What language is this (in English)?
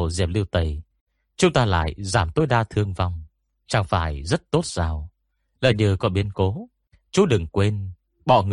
Vietnamese